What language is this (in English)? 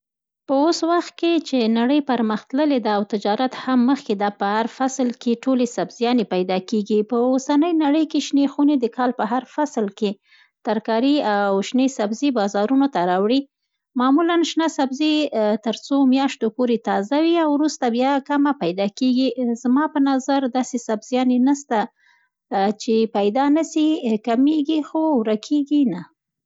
Central Pashto